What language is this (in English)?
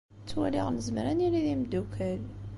Kabyle